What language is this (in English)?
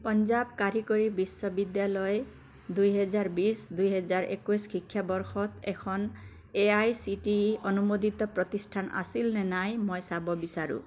Assamese